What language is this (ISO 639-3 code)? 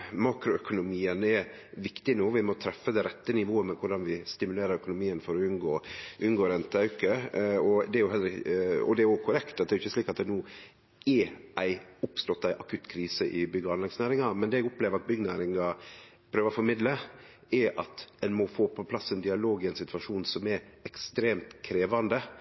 nno